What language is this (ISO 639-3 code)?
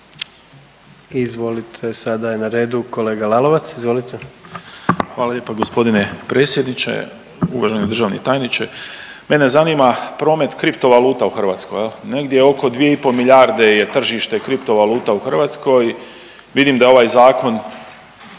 hrv